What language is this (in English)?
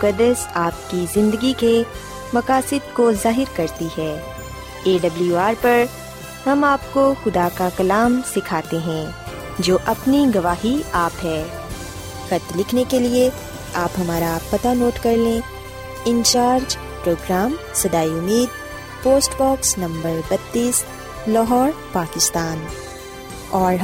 Urdu